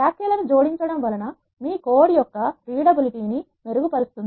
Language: Telugu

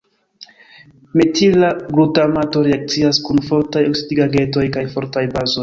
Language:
Esperanto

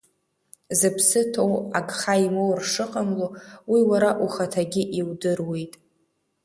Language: Abkhazian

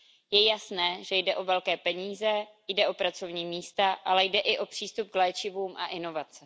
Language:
Czech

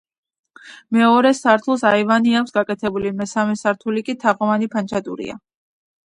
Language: Georgian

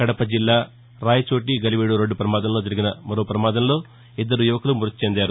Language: Telugu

